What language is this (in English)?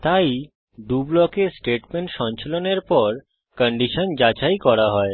Bangla